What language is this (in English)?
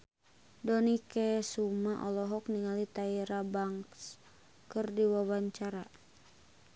Sundanese